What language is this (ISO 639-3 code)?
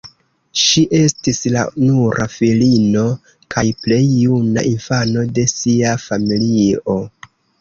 epo